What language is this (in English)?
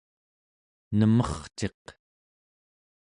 Central Yupik